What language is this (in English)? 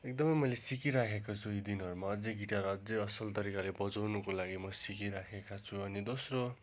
Nepali